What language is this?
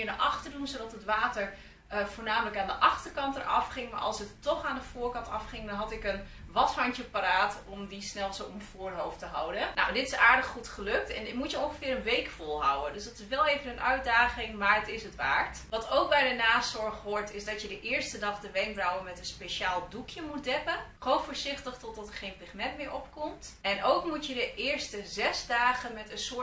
Dutch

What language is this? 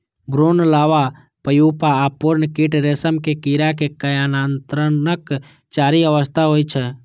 Maithili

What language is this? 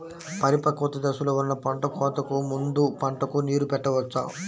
Telugu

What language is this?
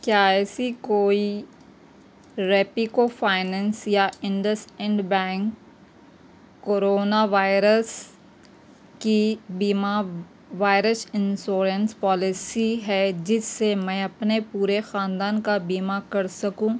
Urdu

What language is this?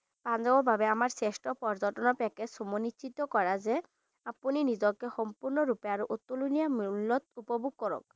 Assamese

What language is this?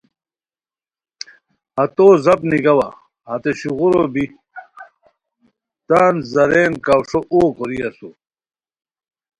Khowar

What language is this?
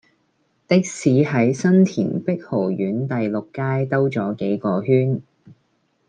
Cantonese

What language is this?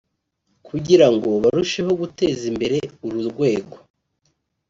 Kinyarwanda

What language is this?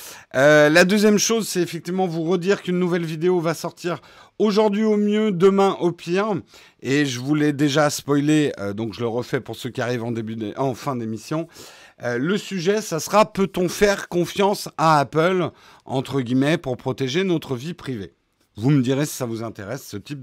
French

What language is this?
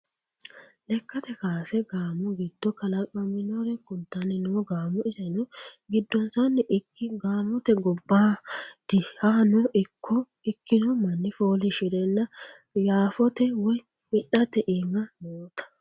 Sidamo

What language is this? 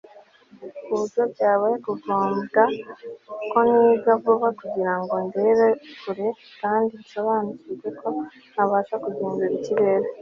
Kinyarwanda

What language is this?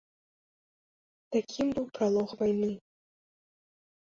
Belarusian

